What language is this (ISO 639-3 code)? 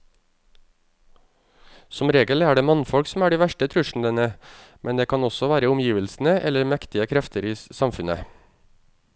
nor